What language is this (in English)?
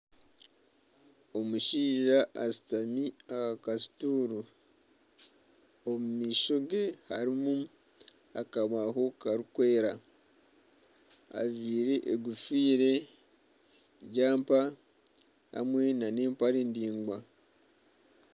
Nyankole